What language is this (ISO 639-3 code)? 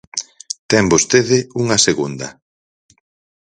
glg